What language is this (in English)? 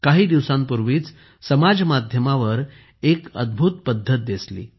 Marathi